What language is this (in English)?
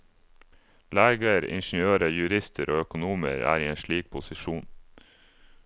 Norwegian